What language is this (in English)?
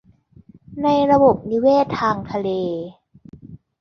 Thai